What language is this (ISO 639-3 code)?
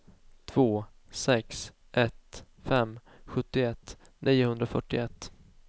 swe